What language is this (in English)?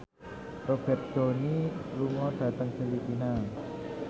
Javanese